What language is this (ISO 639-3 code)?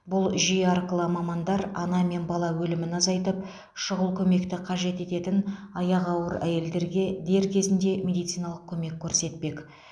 kaz